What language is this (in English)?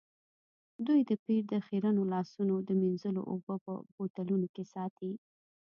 Pashto